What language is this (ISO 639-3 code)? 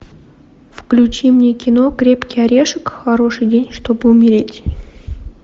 rus